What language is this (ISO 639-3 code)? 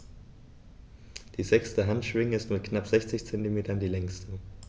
deu